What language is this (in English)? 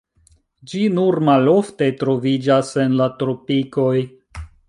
Esperanto